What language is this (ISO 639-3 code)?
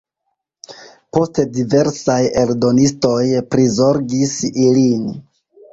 epo